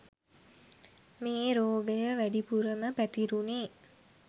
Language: Sinhala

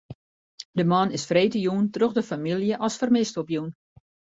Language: Western Frisian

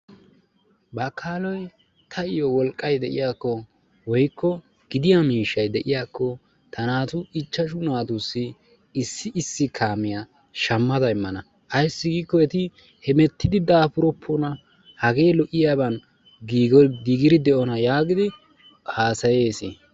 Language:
Wolaytta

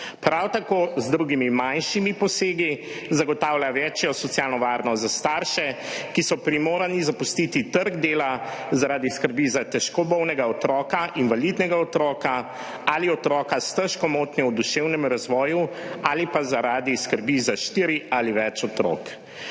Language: Slovenian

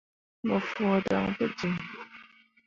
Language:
Mundang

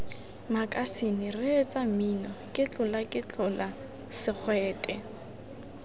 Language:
Tswana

